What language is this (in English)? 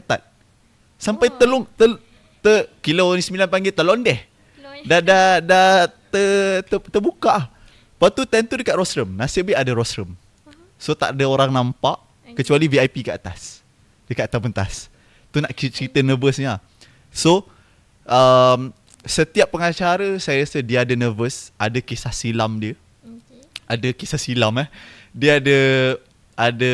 Malay